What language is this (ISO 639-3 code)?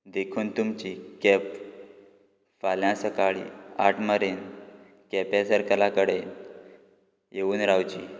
kok